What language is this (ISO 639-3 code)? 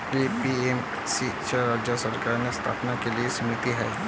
mar